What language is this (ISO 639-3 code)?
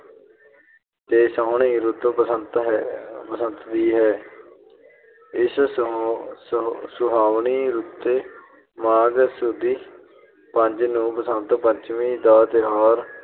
pan